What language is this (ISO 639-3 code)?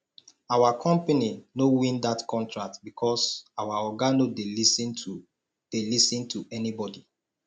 pcm